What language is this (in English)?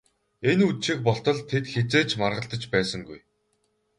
Mongolian